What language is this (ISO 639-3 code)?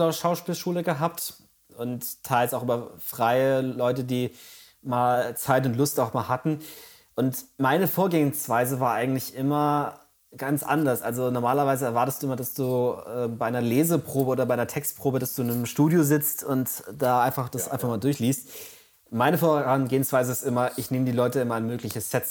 deu